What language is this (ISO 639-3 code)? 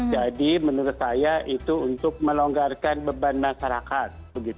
ind